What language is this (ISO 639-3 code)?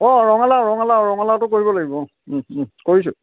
asm